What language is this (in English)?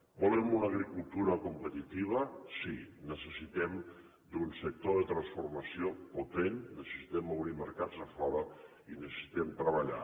Catalan